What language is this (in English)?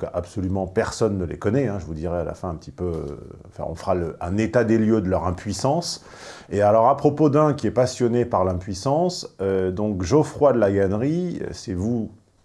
French